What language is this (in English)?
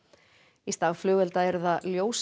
Icelandic